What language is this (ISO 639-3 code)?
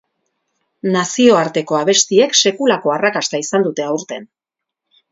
eus